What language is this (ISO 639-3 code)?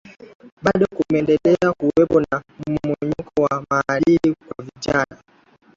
swa